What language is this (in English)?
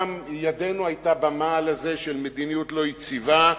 Hebrew